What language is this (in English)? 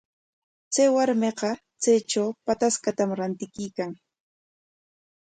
Corongo Ancash Quechua